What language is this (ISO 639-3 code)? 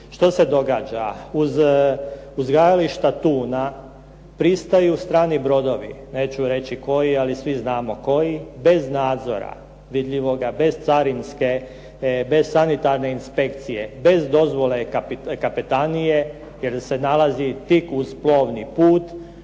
hrv